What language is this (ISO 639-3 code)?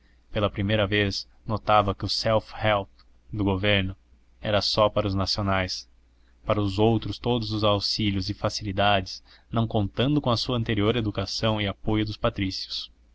por